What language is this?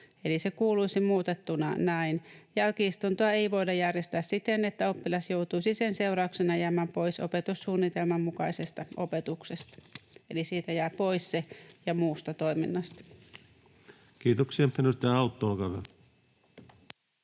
Finnish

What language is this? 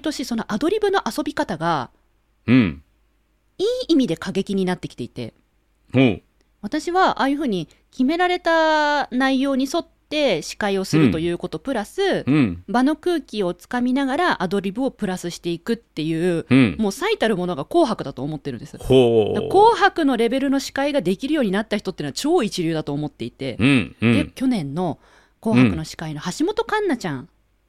Japanese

